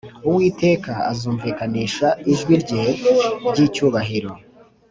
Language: Kinyarwanda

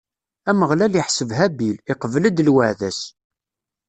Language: Kabyle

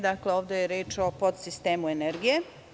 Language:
Serbian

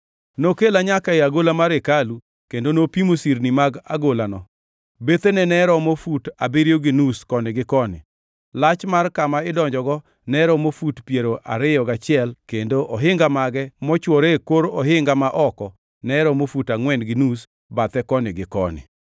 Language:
Luo (Kenya and Tanzania)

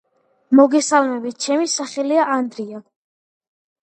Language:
Georgian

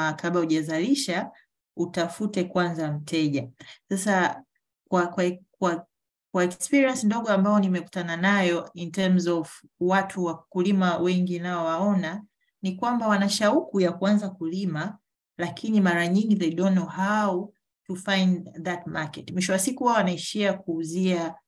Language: Swahili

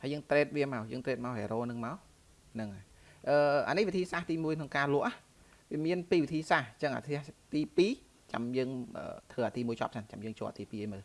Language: Vietnamese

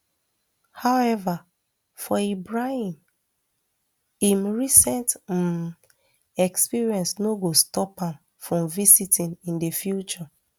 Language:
Nigerian Pidgin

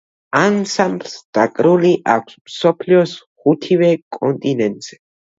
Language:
Georgian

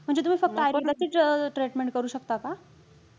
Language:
Marathi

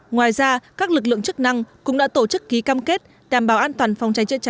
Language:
Vietnamese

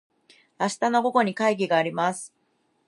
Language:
Japanese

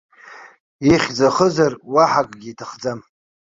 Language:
Abkhazian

